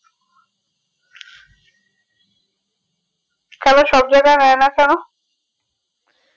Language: Bangla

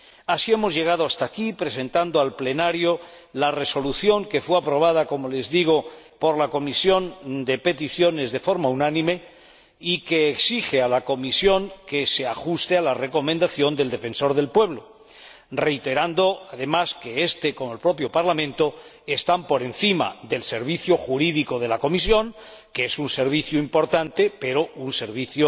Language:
Spanish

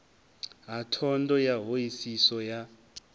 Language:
Venda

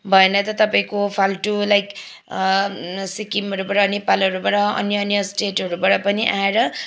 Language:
Nepali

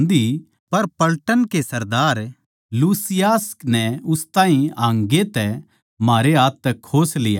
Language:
Haryanvi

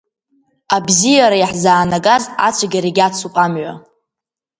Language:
Abkhazian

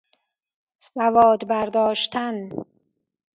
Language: Persian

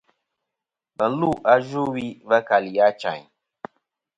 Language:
Kom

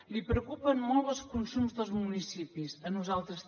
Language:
Catalan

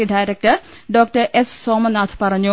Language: Malayalam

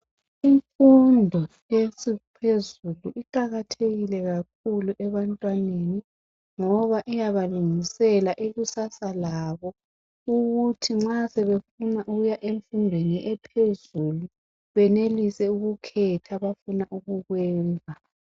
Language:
North Ndebele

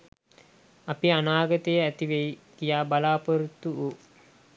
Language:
Sinhala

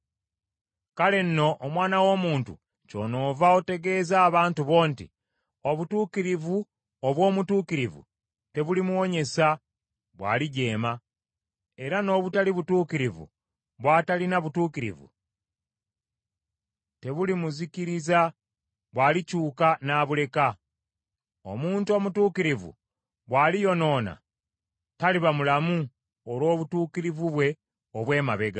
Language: Ganda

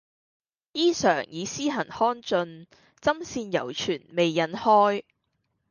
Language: Cantonese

